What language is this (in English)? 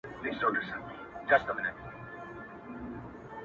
Pashto